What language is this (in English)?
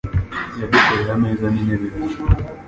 Kinyarwanda